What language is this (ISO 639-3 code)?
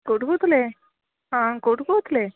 ori